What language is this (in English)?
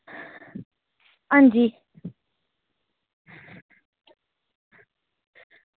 Dogri